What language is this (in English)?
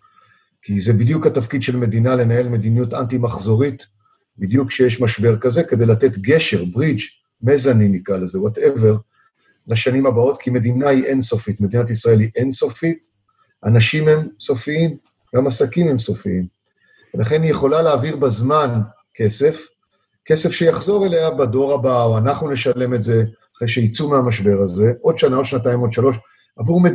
Hebrew